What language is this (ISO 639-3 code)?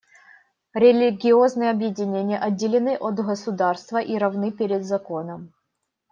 rus